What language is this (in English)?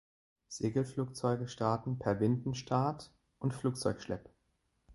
German